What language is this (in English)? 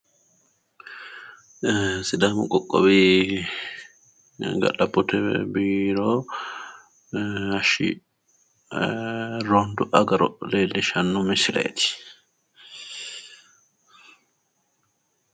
Sidamo